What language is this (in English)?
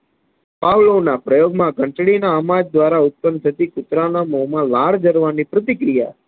Gujarati